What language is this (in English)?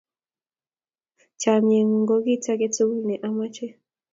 Kalenjin